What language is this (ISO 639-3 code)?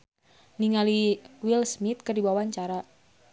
sun